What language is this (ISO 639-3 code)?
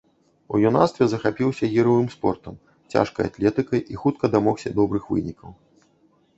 bel